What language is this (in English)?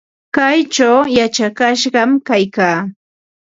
Ambo-Pasco Quechua